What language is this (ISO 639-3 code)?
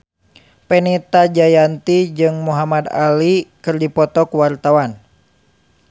sun